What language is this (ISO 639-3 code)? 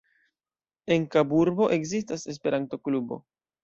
epo